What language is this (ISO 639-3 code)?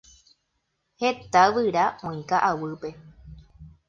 grn